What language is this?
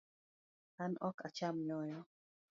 Luo (Kenya and Tanzania)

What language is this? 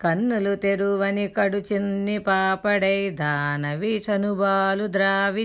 Telugu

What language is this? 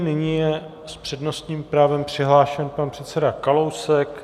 Czech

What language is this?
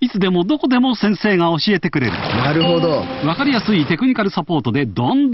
Japanese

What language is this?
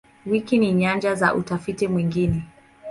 Swahili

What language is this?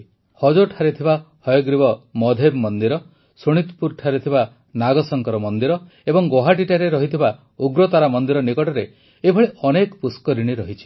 Odia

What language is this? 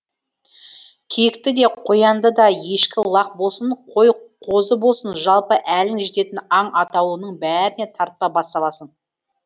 Kazakh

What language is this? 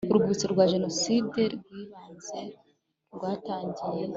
Kinyarwanda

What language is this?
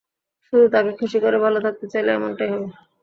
Bangla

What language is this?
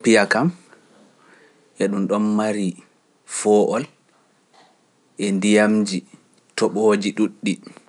Pular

